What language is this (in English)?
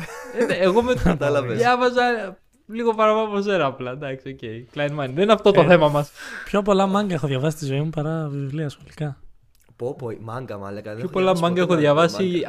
Greek